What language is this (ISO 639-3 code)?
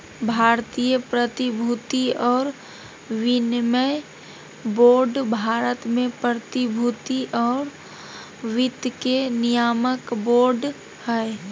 mag